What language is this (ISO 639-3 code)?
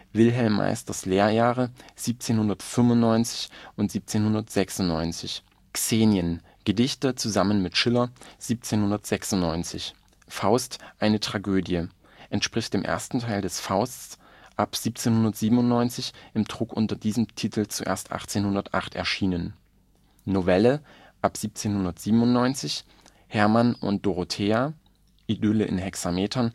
deu